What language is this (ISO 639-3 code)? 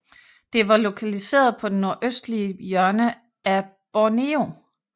dan